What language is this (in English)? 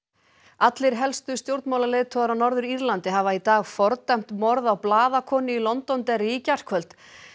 Icelandic